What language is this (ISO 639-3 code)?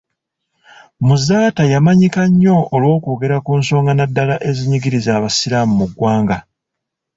lug